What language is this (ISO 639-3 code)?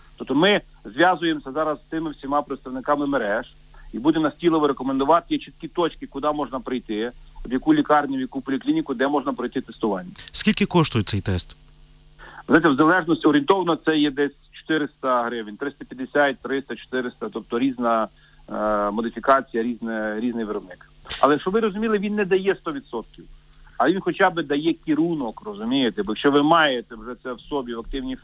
ukr